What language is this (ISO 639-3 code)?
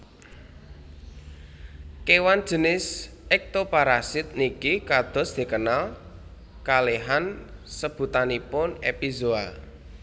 jav